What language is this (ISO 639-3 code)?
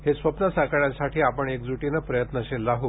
mar